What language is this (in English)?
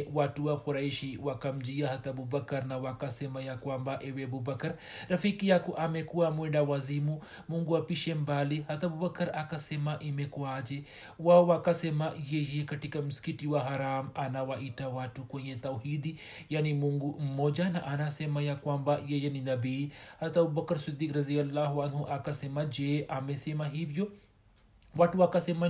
Swahili